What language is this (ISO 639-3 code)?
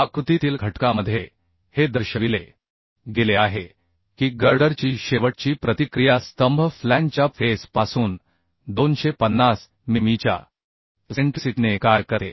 mar